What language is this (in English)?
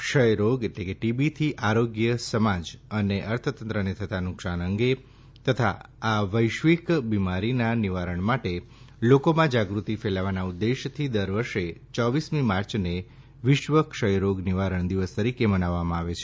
Gujarati